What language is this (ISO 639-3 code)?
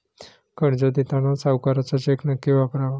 mar